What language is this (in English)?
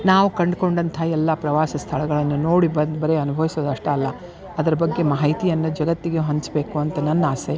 Kannada